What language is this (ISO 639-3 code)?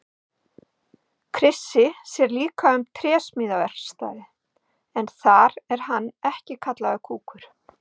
isl